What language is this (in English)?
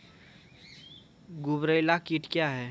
Maithili